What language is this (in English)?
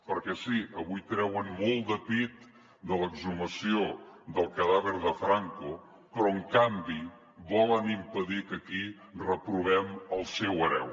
Catalan